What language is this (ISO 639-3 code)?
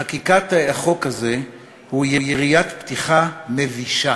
heb